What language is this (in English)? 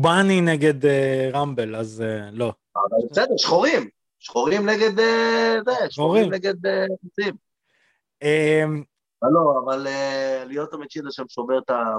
Hebrew